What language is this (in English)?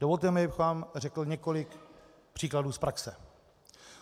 Czech